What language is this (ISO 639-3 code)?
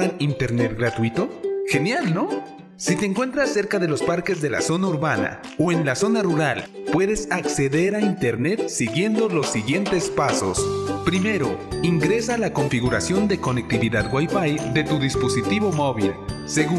spa